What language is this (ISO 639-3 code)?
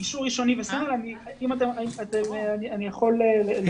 heb